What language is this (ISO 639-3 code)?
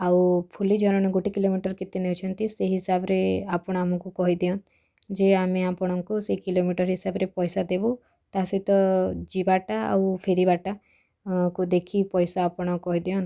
ori